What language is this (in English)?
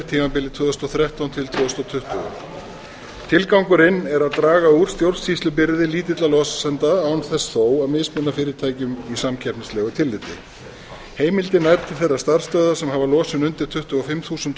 Icelandic